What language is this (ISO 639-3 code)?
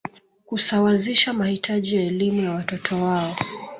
swa